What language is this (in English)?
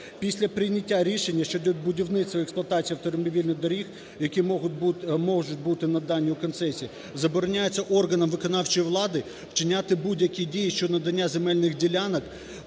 Ukrainian